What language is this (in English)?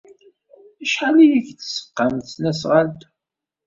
Kabyle